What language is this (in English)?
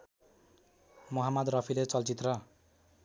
Nepali